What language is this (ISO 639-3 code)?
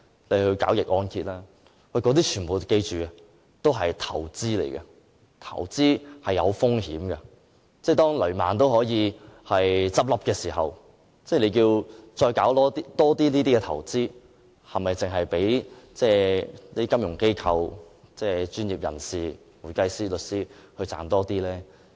yue